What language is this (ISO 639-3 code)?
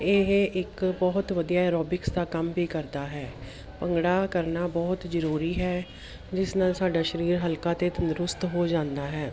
pan